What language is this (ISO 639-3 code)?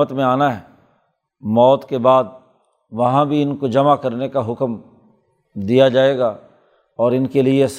urd